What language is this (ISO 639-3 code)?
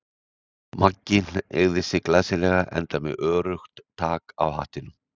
isl